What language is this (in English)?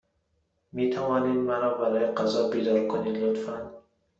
Persian